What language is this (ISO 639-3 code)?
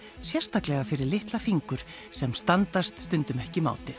isl